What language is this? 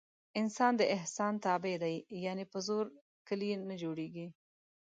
Pashto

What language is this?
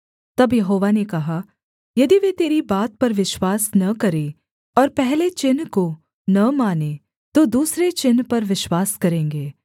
Hindi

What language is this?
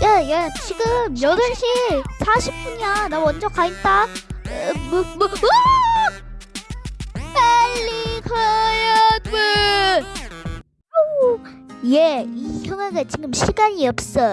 Korean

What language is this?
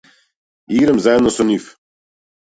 Macedonian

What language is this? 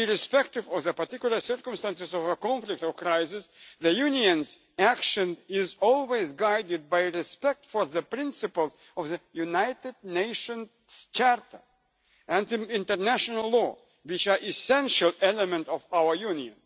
English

